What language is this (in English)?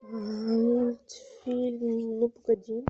Russian